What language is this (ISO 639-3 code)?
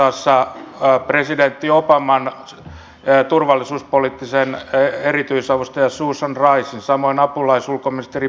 fin